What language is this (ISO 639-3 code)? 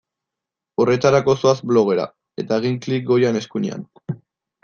eus